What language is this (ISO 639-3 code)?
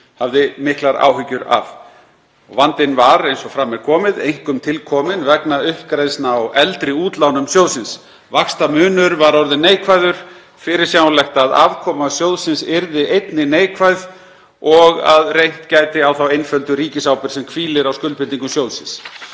isl